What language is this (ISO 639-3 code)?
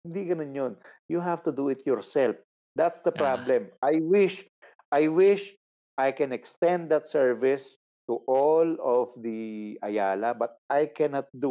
fil